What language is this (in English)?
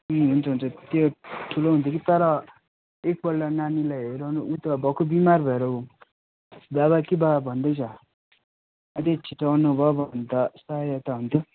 Nepali